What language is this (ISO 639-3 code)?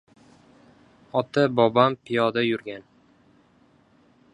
uzb